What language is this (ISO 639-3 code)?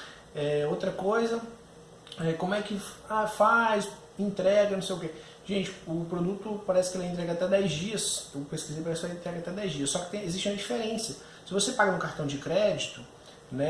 por